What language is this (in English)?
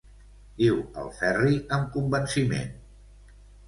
Catalan